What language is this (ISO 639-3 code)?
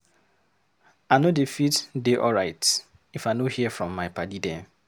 pcm